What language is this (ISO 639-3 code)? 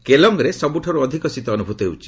ori